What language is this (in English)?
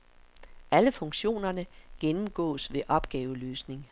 Danish